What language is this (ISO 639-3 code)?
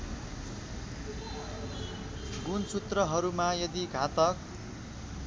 nep